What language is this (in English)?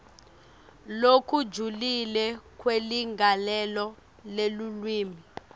Swati